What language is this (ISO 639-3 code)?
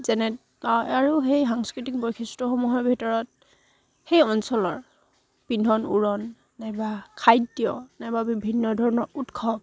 asm